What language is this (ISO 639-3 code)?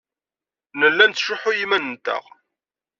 kab